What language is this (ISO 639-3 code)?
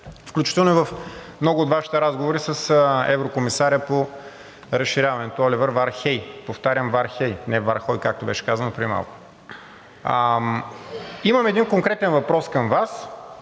bul